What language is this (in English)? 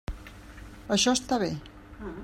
Catalan